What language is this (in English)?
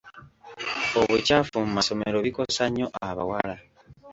Ganda